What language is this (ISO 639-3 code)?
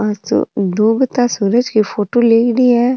raj